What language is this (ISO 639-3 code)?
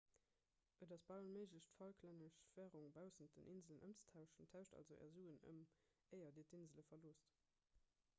ltz